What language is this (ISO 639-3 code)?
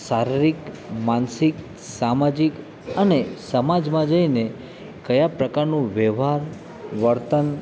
guj